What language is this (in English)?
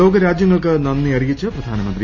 Malayalam